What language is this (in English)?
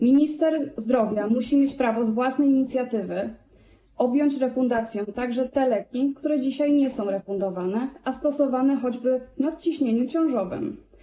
Polish